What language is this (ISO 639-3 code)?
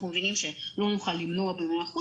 heb